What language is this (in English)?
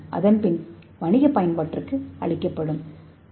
Tamil